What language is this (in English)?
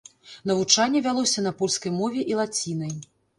Belarusian